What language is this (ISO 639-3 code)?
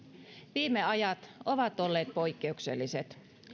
fin